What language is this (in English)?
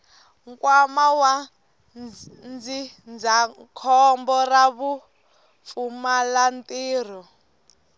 Tsonga